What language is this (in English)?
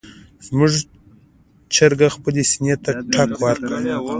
Pashto